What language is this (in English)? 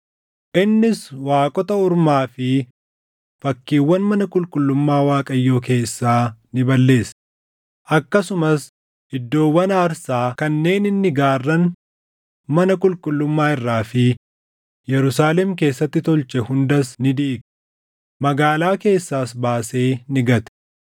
Oromo